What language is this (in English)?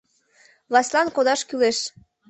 Mari